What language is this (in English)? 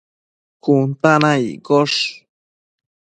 Matsés